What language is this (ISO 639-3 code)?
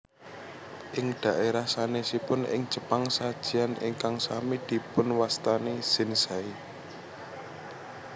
jav